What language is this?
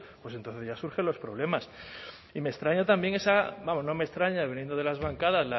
Spanish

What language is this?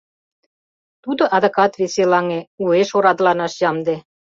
Mari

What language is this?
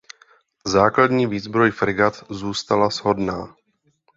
Czech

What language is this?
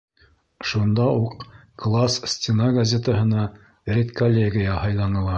Bashkir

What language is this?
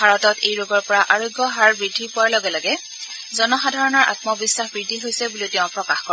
Assamese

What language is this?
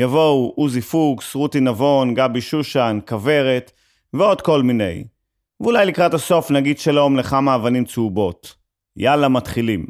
Hebrew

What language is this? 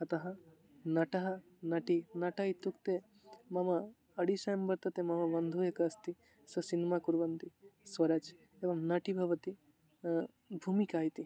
Sanskrit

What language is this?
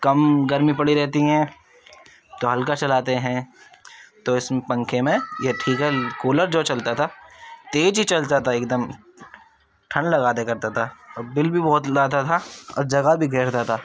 Urdu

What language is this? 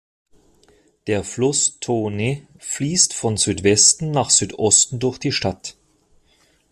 German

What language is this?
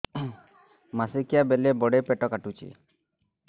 Odia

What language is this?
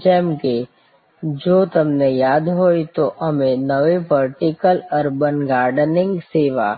Gujarati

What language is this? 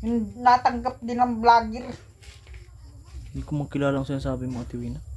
Filipino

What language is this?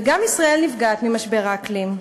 Hebrew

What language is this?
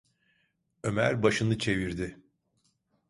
Turkish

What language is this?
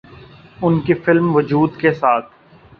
Urdu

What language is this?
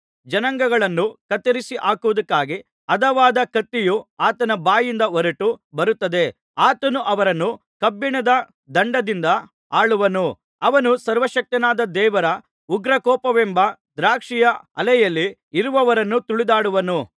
Kannada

